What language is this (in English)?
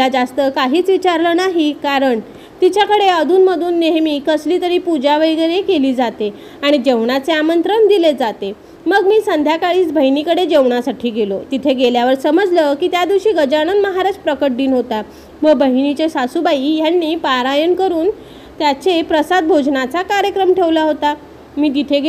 Marathi